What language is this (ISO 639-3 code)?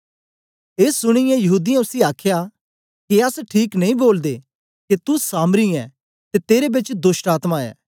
doi